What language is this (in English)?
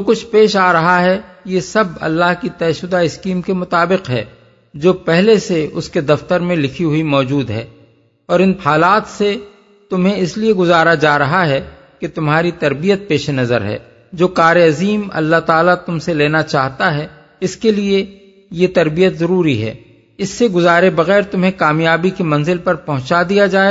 Urdu